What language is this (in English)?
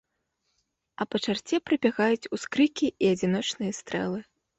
Belarusian